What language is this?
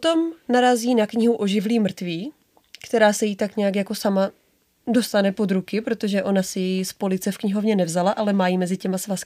Czech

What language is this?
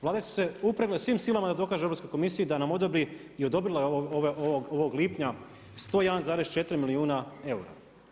Croatian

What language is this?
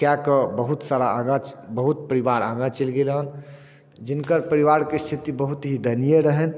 Maithili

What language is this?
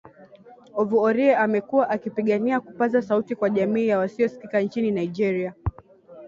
Swahili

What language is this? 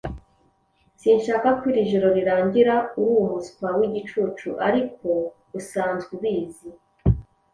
Kinyarwanda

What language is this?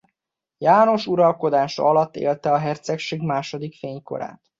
Hungarian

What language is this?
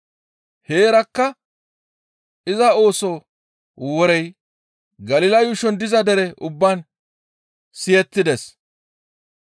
Gamo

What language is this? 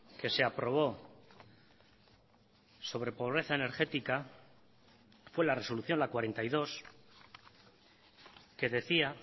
Spanish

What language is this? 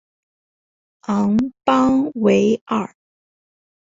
Chinese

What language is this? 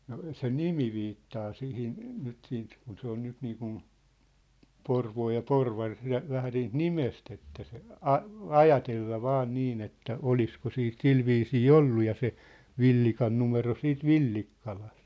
Finnish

